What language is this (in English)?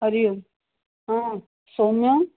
Sanskrit